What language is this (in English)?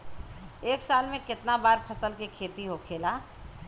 Bhojpuri